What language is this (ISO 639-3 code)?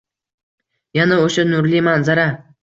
uzb